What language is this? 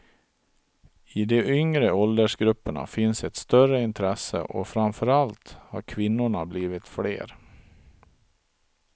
Swedish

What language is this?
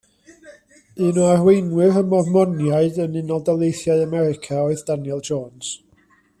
Welsh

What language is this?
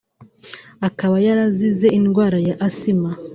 Kinyarwanda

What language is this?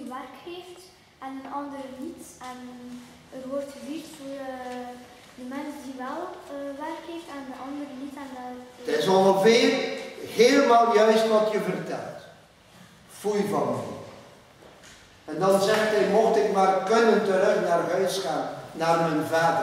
Dutch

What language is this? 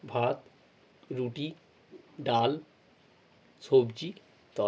Bangla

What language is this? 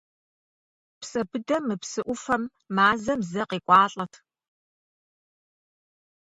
Kabardian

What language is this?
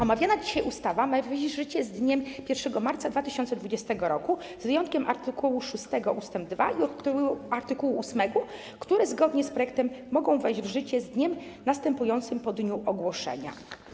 Polish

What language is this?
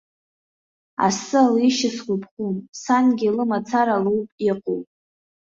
Abkhazian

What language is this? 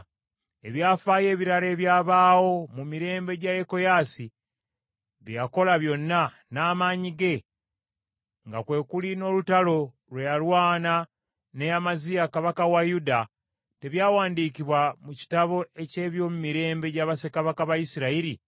Ganda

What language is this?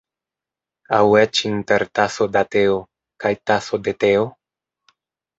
Esperanto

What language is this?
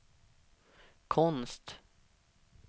Swedish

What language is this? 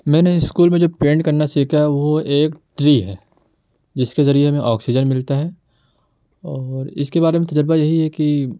Urdu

